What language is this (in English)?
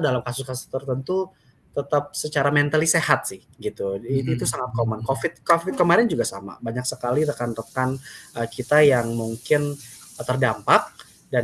Indonesian